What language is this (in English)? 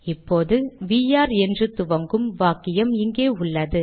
Tamil